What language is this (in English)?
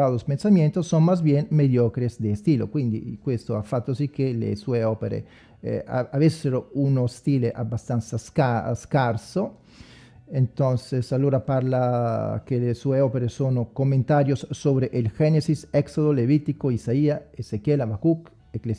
Italian